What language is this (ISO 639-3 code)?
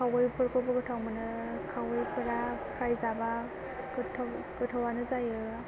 brx